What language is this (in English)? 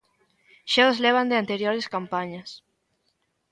Galician